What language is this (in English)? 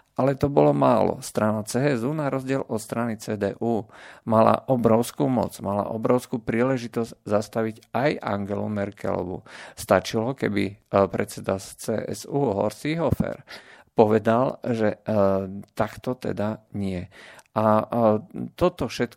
Slovak